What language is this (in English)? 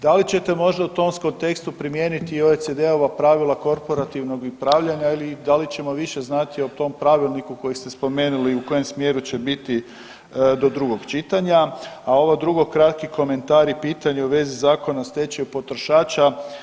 Croatian